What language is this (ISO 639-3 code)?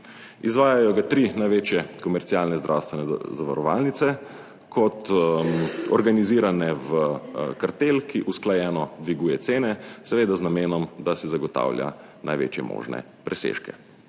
slv